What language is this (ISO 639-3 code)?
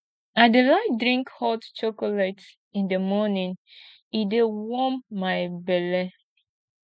pcm